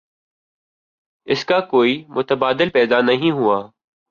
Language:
Urdu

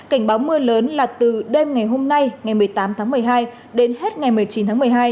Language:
Vietnamese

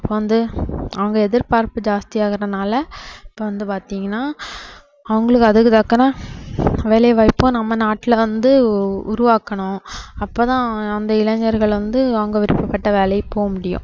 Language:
Tamil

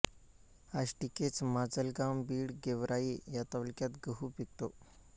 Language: Marathi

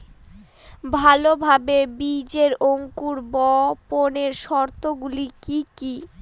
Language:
Bangla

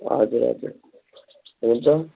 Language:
Nepali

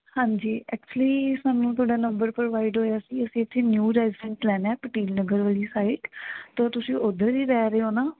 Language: Punjabi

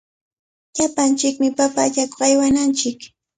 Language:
Cajatambo North Lima Quechua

